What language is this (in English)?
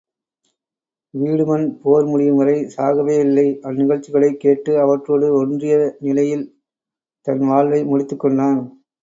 Tamil